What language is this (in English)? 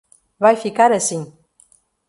Portuguese